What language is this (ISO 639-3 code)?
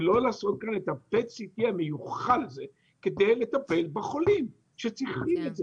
heb